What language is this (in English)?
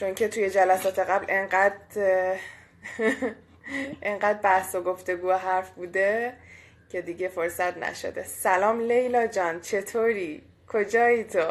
Persian